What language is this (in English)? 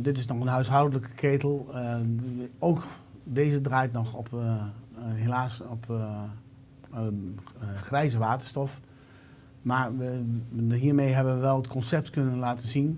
Dutch